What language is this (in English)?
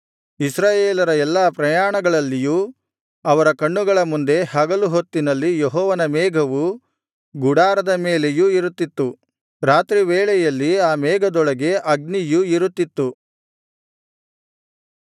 Kannada